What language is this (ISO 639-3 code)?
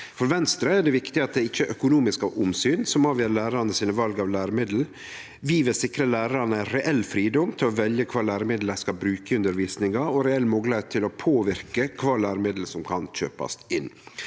nor